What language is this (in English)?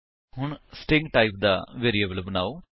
Punjabi